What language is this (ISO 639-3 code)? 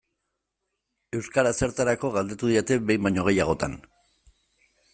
eus